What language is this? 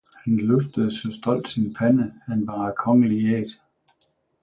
Danish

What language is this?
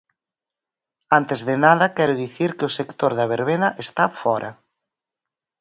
Galician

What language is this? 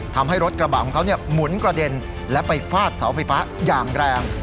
Thai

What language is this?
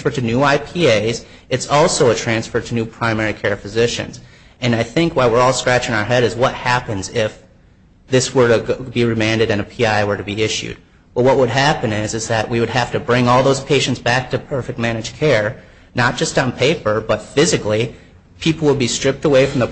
English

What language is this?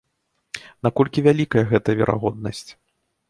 Belarusian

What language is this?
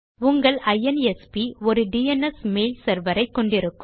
Tamil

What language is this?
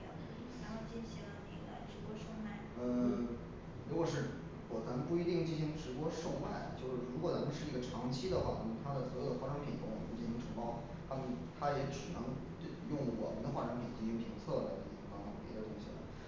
Chinese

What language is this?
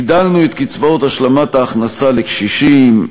Hebrew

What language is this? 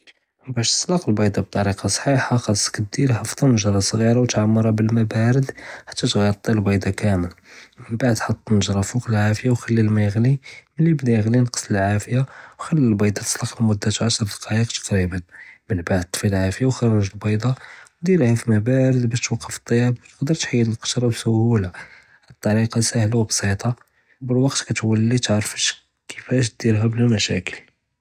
Judeo-Arabic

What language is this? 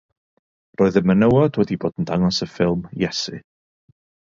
Welsh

